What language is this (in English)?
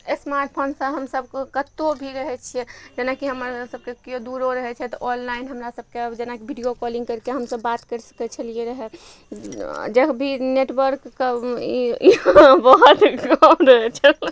Maithili